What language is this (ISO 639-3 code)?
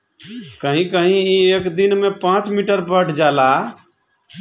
bho